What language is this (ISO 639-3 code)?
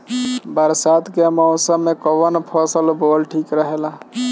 bho